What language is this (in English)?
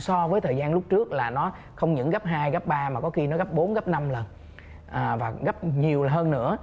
Vietnamese